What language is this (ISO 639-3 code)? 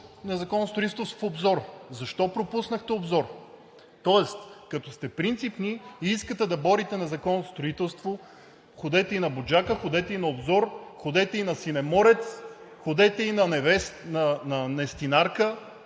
bul